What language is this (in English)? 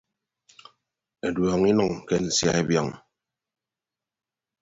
Ibibio